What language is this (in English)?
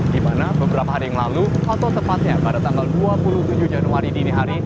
Indonesian